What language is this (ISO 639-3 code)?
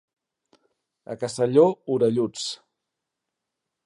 cat